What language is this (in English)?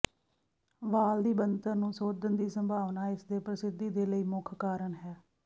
Punjabi